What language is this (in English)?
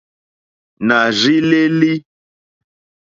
Mokpwe